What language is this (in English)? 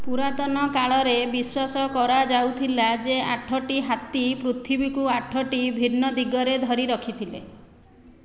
Odia